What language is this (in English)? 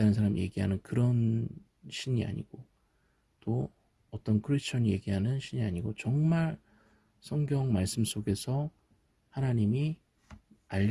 Korean